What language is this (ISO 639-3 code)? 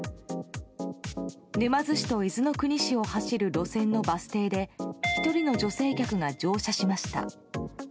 jpn